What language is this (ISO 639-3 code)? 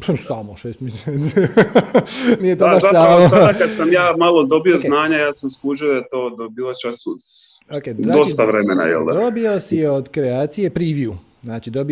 hrv